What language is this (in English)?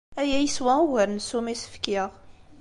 Kabyle